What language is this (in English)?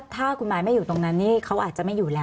Thai